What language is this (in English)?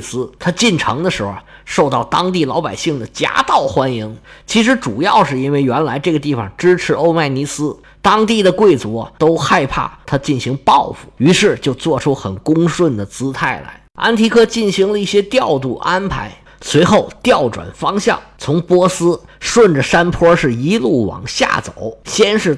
Chinese